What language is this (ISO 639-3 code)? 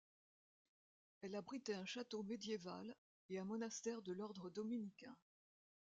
fra